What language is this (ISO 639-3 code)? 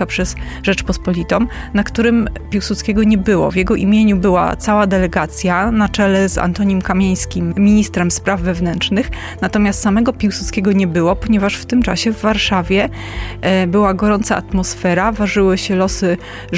pol